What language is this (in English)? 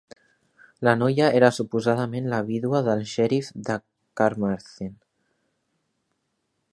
Catalan